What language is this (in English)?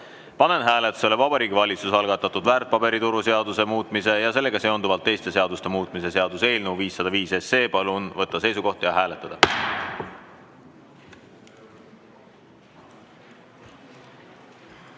Estonian